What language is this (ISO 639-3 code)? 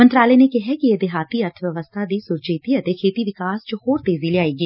pan